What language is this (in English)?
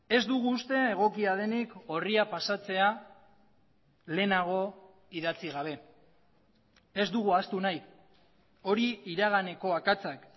Basque